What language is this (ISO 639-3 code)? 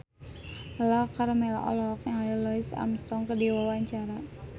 sun